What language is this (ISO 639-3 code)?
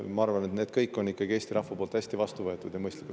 est